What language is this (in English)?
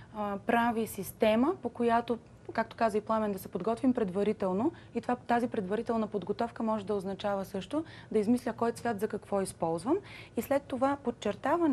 Bulgarian